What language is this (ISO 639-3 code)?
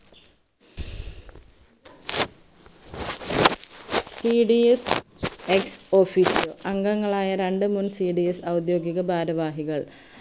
mal